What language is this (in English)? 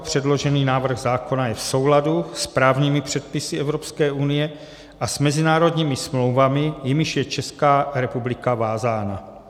Czech